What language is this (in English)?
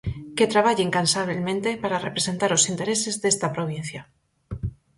Galician